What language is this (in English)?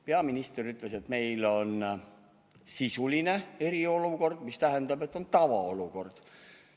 Estonian